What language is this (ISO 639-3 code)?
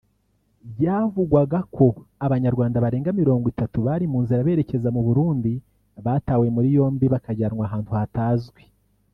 kin